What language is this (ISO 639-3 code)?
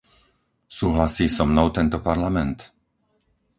slk